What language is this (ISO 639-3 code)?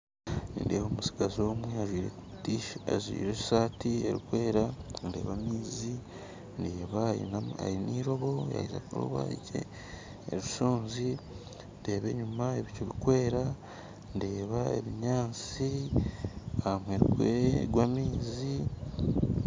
nyn